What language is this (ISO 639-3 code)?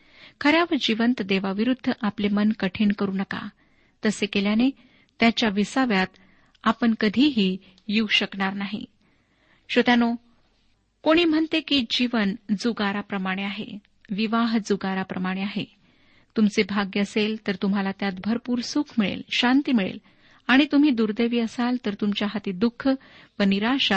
mar